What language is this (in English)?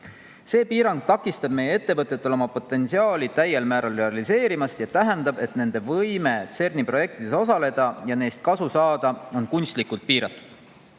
Estonian